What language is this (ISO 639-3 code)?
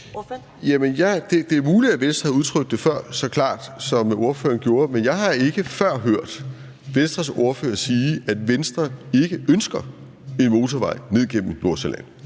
dan